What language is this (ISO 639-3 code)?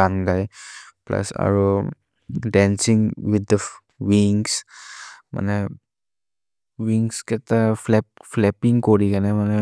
mrr